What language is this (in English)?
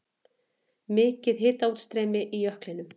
Icelandic